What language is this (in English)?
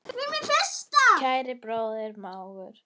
Icelandic